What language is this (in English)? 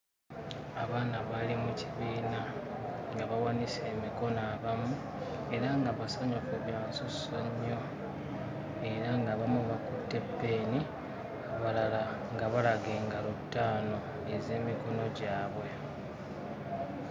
Ganda